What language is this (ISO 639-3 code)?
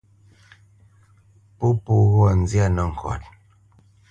bce